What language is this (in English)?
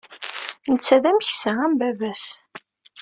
Kabyle